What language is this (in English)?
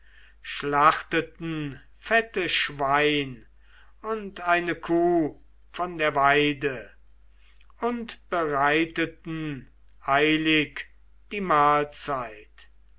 German